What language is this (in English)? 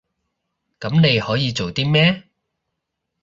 Cantonese